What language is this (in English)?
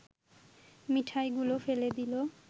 Bangla